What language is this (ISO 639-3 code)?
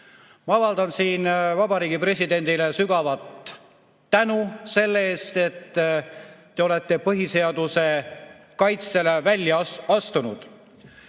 est